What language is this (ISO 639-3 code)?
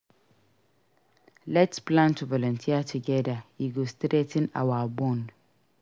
pcm